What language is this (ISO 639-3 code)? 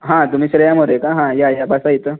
mar